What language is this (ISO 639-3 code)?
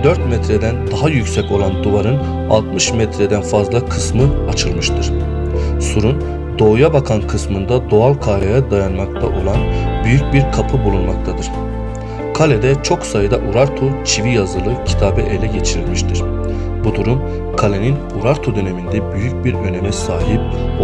tur